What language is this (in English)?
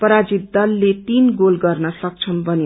Nepali